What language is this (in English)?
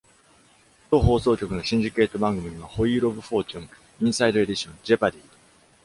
Japanese